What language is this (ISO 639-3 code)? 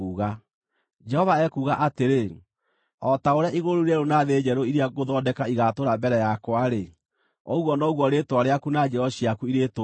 kik